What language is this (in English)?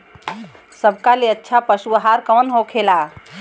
Bhojpuri